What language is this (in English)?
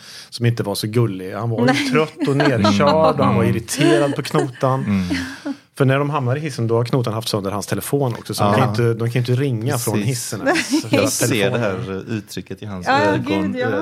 Swedish